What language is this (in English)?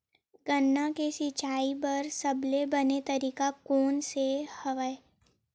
Chhattisgarhi